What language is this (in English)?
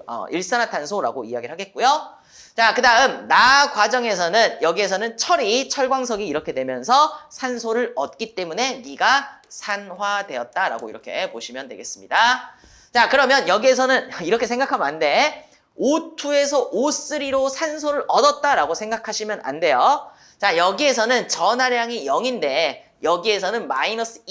Korean